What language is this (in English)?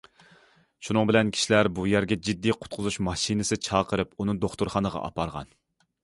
Uyghur